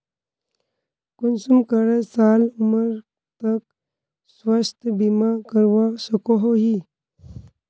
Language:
Magahi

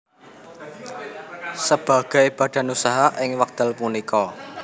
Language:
Javanese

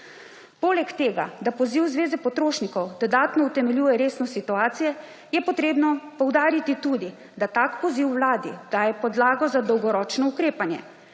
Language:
Slovenian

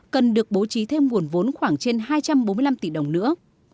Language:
Vietnamese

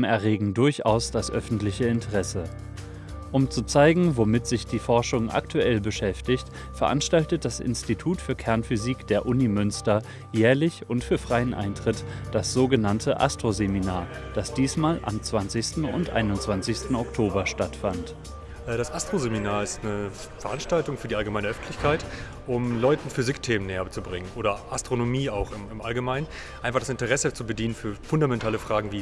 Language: German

